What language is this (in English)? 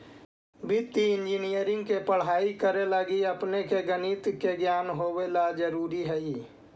Magahi